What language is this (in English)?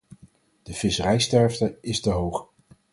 Dutch